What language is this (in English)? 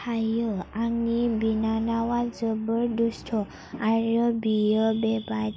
Bodo